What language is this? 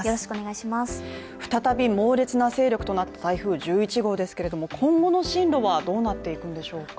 Japanese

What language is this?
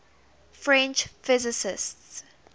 English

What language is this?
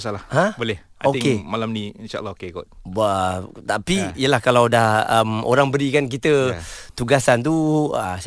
Malay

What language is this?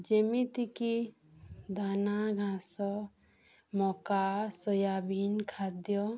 Odia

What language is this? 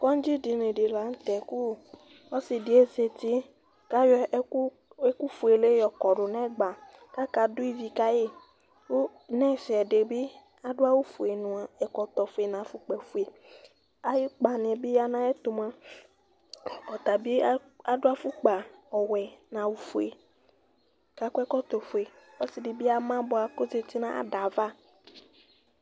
Ikposo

